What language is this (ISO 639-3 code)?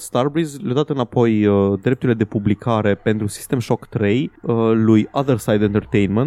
ron